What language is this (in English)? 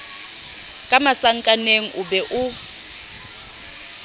Southern Sotho